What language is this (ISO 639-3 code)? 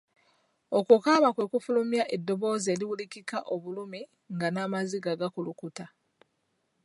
lug